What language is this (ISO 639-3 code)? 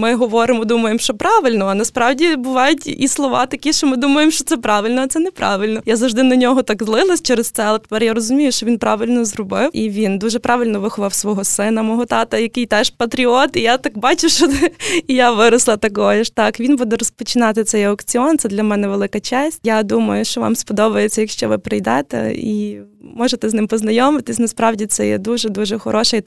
ukr